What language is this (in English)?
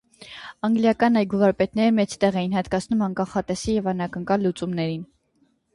Armenian